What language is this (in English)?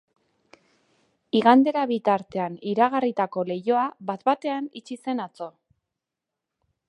Basque